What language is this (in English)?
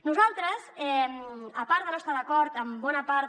Catalan